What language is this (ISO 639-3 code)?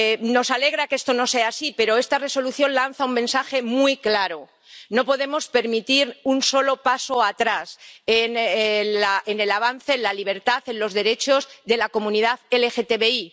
spa